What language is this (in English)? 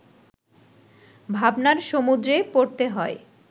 Bangla